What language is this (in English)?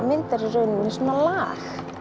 Icelandic